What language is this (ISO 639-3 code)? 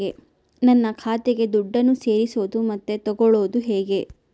kan